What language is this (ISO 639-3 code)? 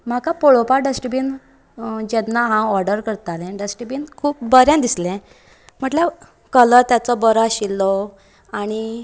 kok